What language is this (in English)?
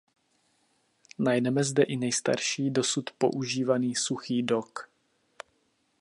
Czech